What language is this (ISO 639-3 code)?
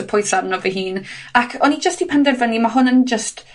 cym